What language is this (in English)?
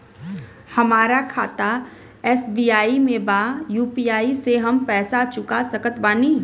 Bhojpuri